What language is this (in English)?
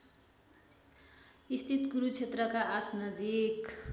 Nepali